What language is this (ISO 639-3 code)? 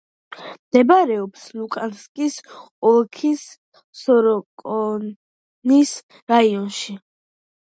kat